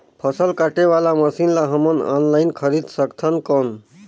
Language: Chhattisgarhi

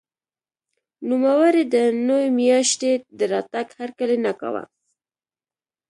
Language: Pashto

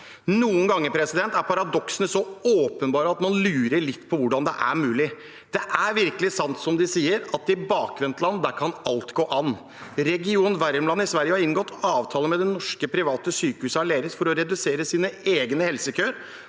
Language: Norwegian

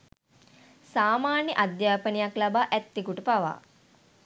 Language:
Sinhala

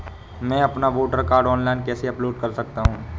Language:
Hindi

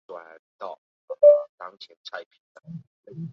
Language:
Chinese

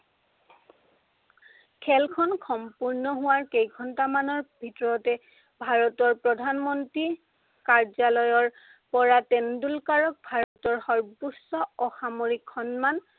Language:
Assamese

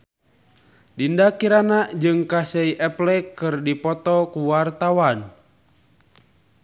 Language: Sundanese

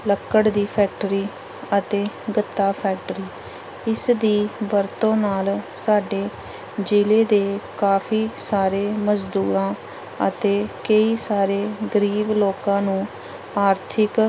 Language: Punjabi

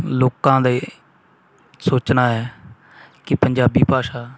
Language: Punjabi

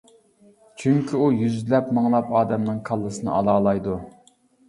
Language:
Uyghur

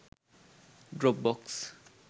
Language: Sinhala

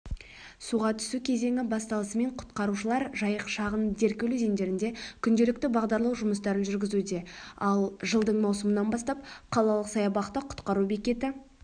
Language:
Kazakh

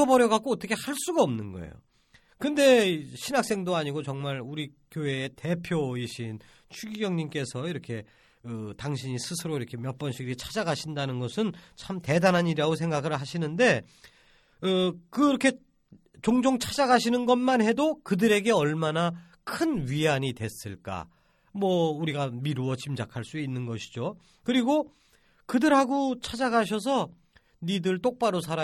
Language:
Korean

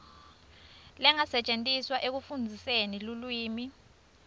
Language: Swati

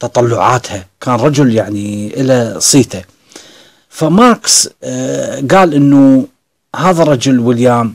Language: Arabic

